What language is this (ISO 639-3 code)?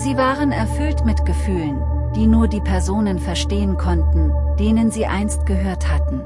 deu